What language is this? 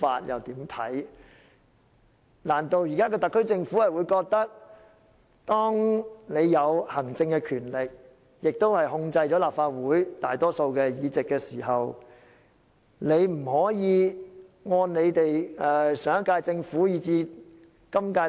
Cantonese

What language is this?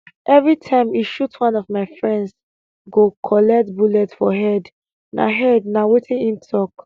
Nigerian Pidgin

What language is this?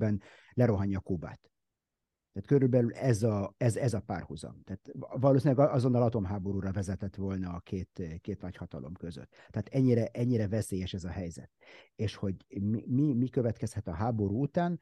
Hungarian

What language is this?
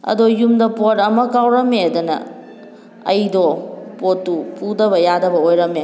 Manipuri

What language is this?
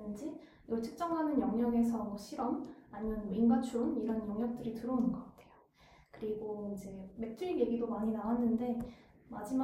Korean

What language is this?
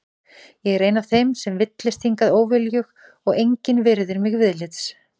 Icelandic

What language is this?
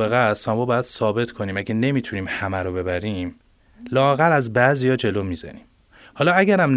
Persian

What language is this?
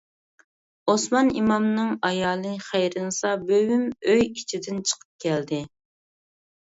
Uyghur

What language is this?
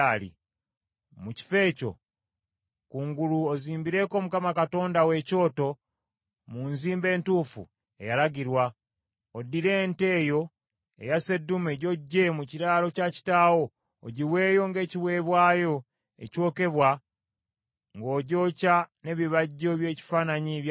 Ganda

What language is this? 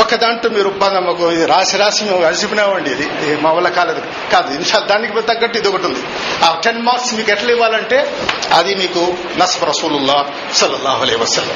Telugu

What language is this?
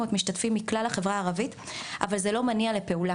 Hebrew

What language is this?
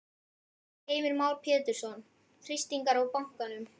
Icelandic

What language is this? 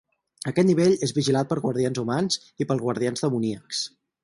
Catalan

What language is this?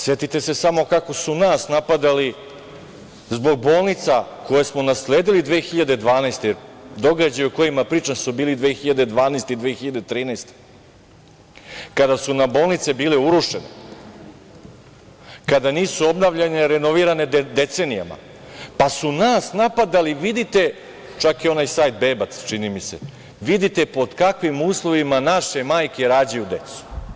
Serbian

